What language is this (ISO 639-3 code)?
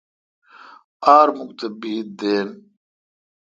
xka